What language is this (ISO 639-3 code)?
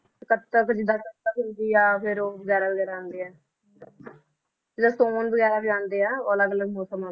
pan